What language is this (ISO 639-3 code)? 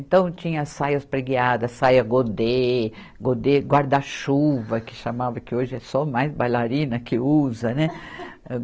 por